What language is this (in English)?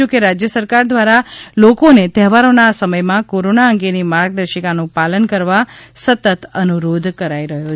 Gujarati